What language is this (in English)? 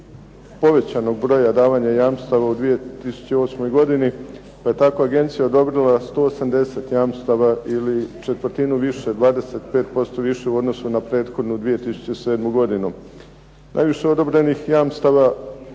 Croatian